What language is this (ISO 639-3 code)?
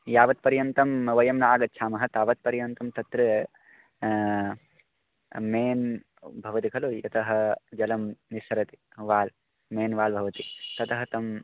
san